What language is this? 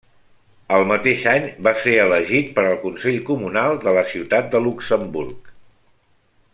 Catalan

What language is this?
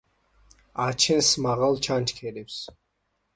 Georgian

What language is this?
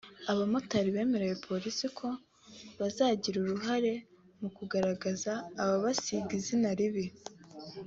Kinyarwanda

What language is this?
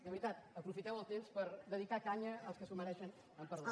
Catalan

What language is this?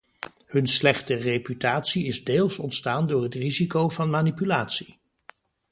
Dutch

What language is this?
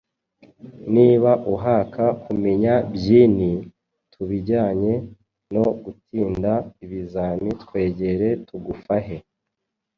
Kinyarwanda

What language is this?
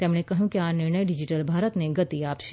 Gujarati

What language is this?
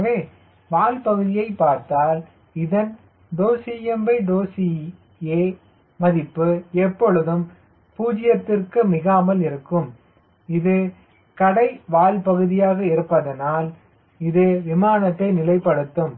Tamil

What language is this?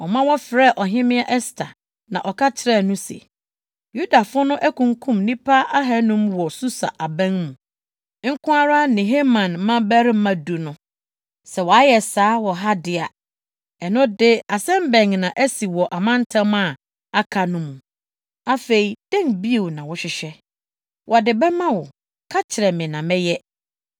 Akan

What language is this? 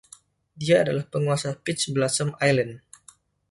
Indonesian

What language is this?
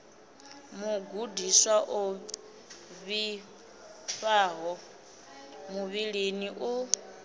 Venda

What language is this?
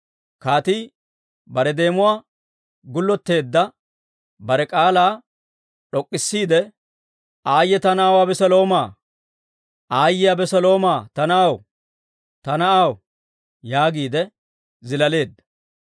Dawro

